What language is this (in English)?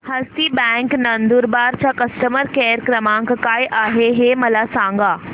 Marathi